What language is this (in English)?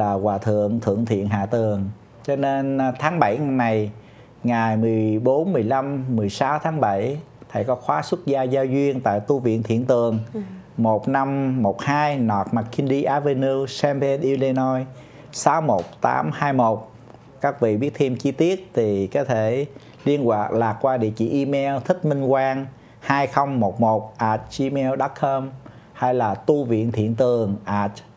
Vietnamese